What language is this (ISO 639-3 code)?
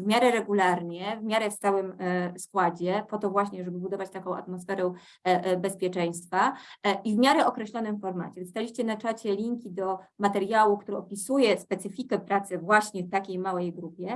pol